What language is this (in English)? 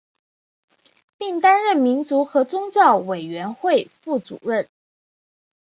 Chinese